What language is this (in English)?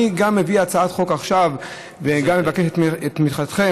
Hebrew